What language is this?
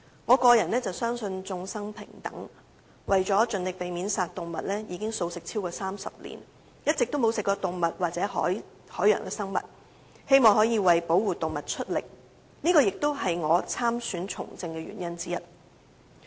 Cantonese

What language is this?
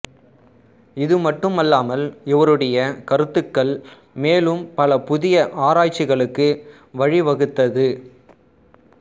Tamil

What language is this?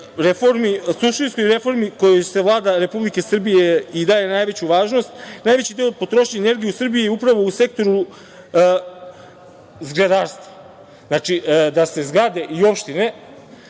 Serbian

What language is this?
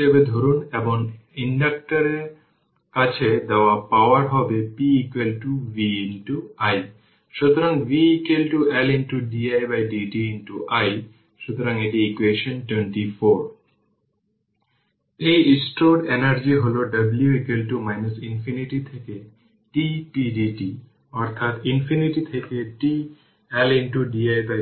Bangla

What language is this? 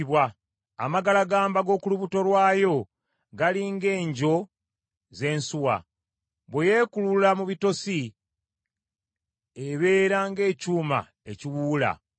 Ganda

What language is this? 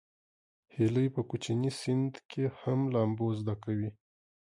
Pashto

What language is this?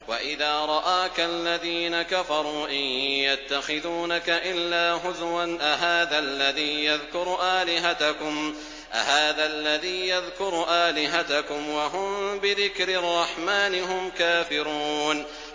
Arabic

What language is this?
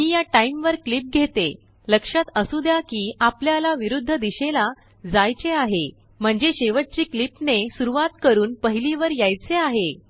Marathi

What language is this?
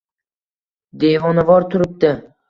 Uzbek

